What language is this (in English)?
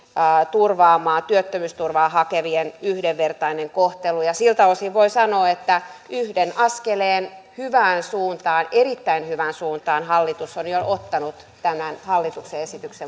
Finnish